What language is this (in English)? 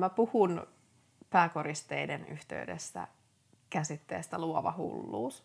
Finnish